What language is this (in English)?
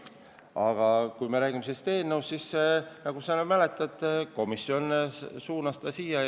Estonian